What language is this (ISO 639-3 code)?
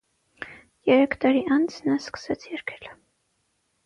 hye